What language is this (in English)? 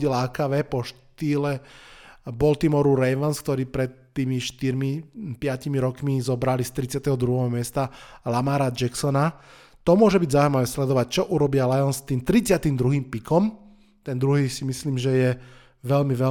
Slovak